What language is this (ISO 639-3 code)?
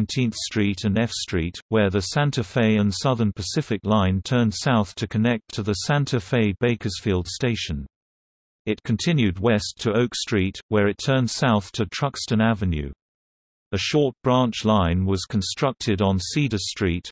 eng